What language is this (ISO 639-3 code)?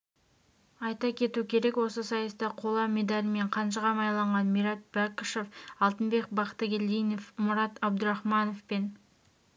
kaz